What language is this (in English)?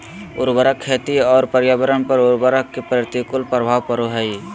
Magahi